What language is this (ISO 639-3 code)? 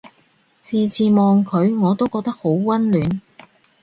yue